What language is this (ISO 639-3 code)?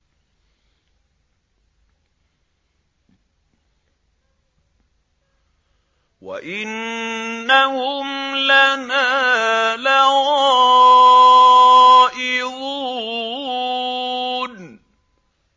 ara